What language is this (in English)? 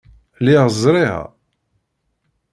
Kabyle